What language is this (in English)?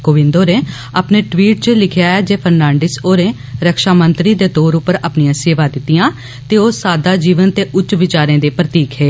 Dogri